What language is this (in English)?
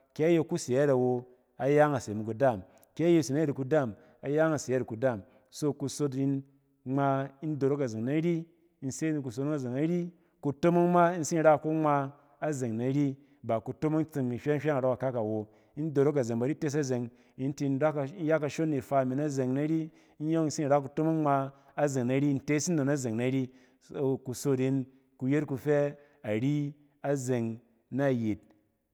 Cen